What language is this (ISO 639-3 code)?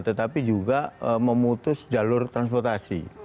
ind